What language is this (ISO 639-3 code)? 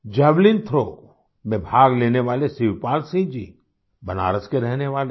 hin